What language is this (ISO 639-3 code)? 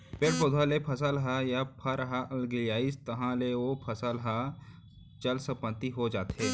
hne